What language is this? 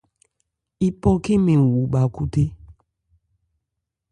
Ebrié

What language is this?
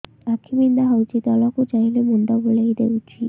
Odia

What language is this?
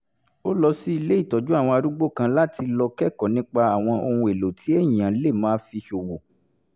Yoruba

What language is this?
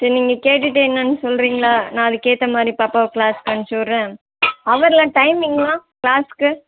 Tamil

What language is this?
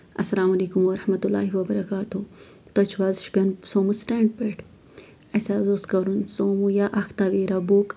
Kashmiri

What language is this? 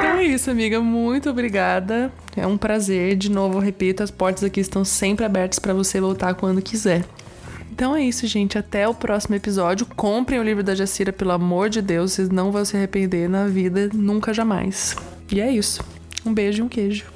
Portuguese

